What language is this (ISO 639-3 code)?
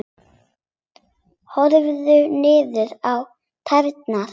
isl